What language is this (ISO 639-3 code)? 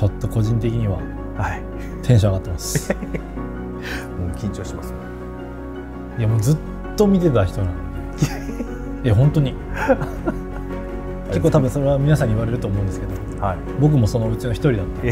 jpn